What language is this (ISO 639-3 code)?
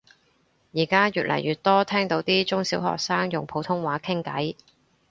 yue